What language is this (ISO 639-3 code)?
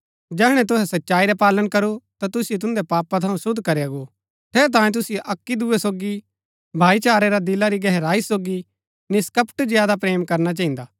gbk